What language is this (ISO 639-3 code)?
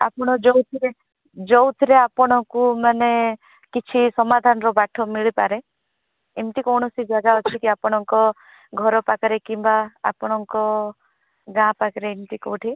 ori